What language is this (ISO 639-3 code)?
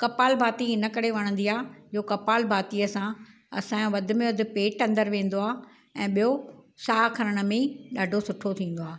snd